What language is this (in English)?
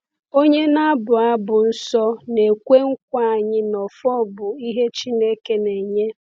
Igbo